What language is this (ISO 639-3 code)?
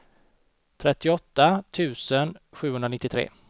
swe